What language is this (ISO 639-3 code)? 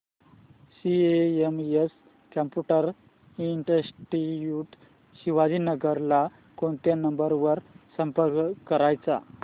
mar